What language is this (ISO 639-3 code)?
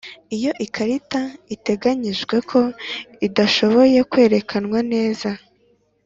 kin